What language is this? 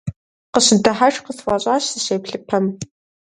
Kabardian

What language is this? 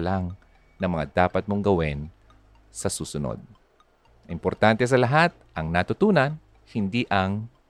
Filipino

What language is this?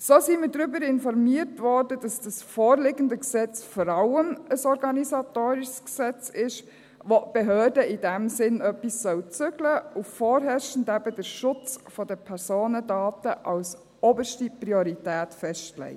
Swiss German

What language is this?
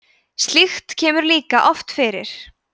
Icelandic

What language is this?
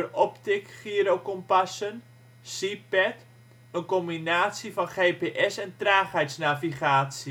Dutch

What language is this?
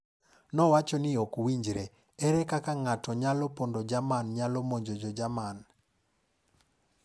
Luo (Kenya and Tanzania)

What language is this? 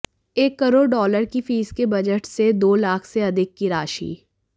Hindi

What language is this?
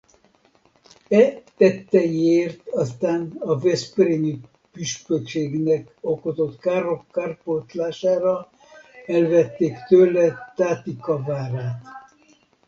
Hungarian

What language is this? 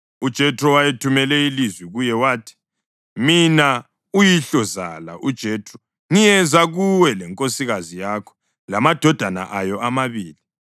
North Ndebele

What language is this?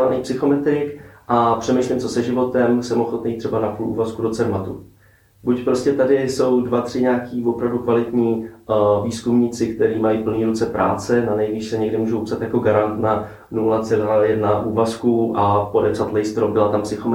Czech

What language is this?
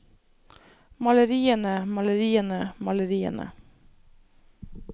Norwegian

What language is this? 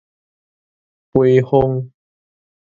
Min Nan Chinese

